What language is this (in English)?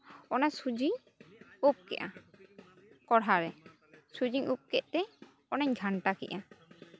Santali